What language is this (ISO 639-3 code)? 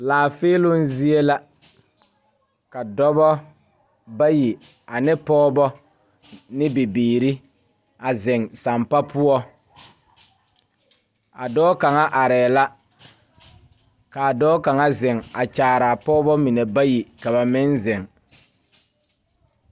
dga